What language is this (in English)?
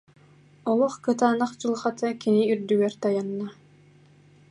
Yakut